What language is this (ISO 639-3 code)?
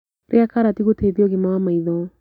kik